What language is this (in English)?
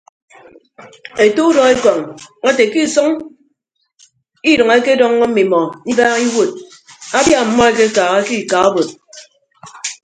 Ibibio